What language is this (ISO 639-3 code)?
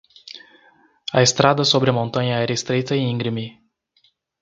por